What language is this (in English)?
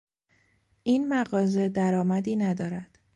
Persian